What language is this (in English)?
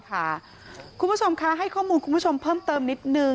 Thai